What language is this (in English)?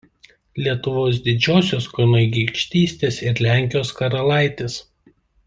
Lithuanian